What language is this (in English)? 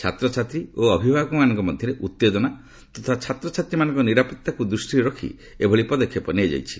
Odia